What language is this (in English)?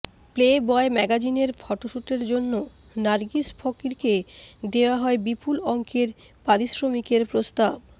Bangla